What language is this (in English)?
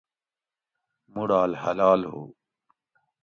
Gawri